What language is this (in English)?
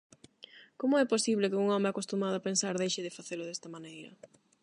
Galician